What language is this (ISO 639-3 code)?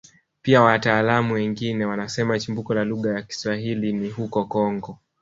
swa